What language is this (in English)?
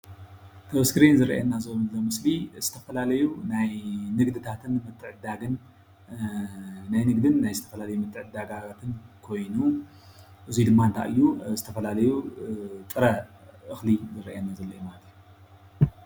Tigrinya